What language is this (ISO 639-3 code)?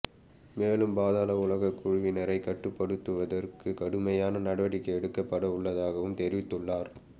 tam